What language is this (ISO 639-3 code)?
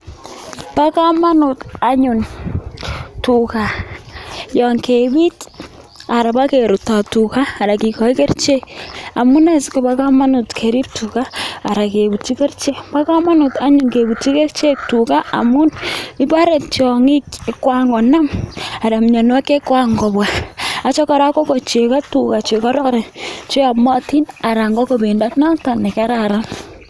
kln